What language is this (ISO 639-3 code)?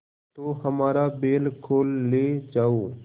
hin